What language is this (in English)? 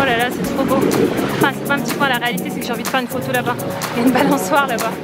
French